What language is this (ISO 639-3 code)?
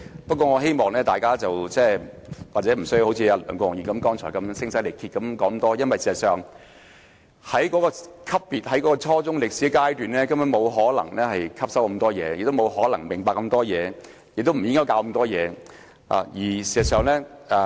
yue